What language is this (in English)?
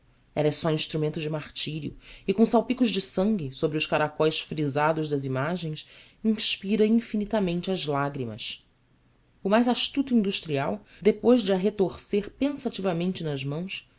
Portuguese